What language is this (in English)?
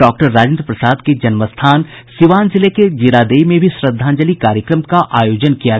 Hindi